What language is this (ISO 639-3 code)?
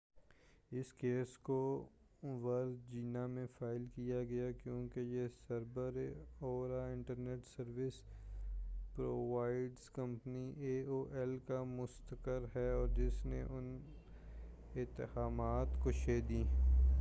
urd